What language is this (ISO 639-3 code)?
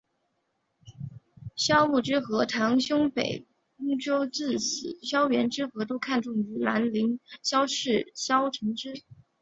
zho